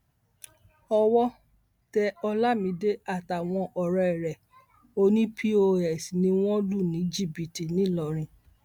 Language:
Yoruba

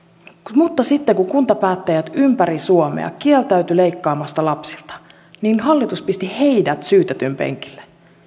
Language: Finnish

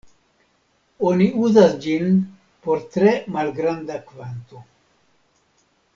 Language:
Esperanto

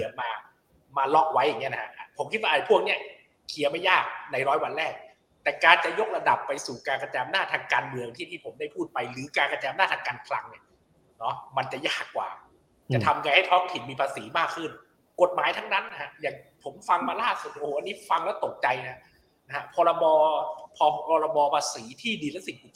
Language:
Thai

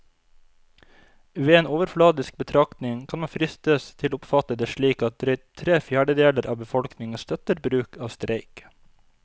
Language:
Norwegian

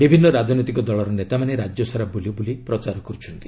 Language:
Odia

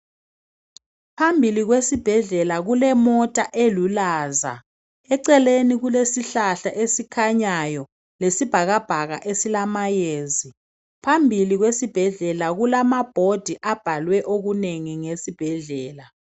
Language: North Ndebele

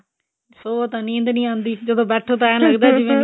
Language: Punjabi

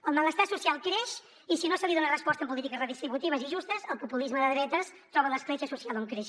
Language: Catalan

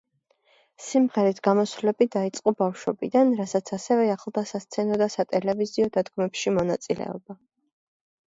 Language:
Georgian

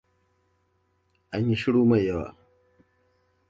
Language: Hausa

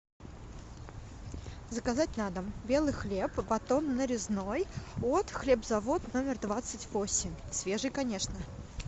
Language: Russian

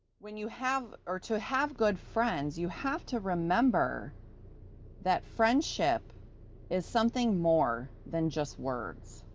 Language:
English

